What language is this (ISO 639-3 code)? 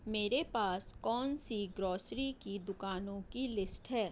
urd